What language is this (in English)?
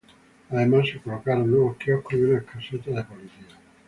Spanish